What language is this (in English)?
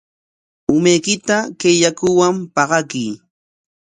Corongo Ancash Quechua